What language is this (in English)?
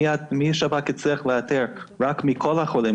Hebrew